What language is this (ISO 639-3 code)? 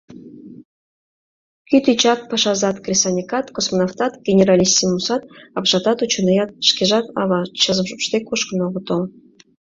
chm